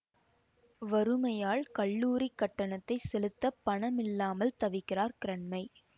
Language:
Tamil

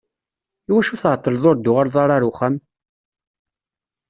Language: Kabyle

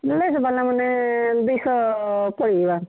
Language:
Odia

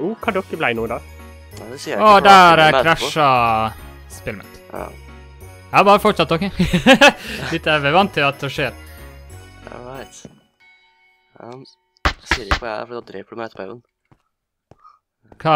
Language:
Norwegian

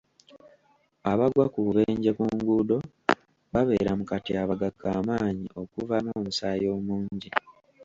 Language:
Ganda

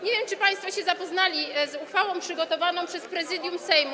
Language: Polish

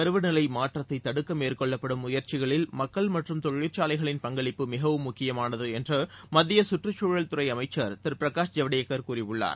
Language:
Tamil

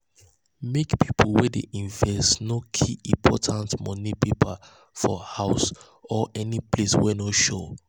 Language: Nigerian Pidgin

